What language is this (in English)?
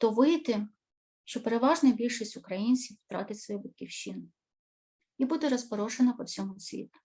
Ukrainian